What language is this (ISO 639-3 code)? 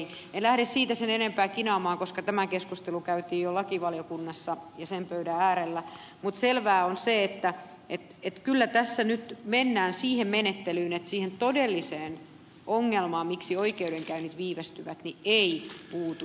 fin